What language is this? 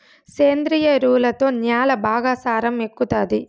Telugu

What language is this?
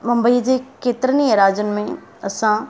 Sindhi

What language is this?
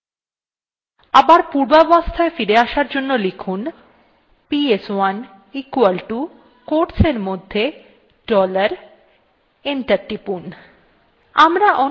Bangla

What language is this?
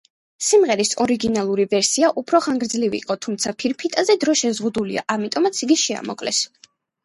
Georgian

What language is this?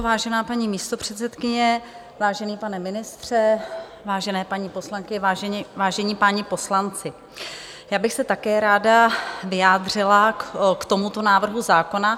Czech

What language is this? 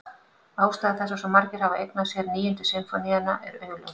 Icelandic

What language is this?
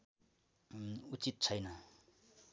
Nepali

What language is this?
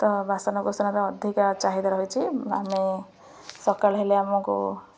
Odia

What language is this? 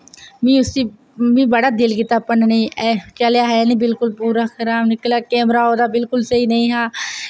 Dogri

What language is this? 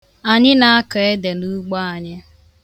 Igbo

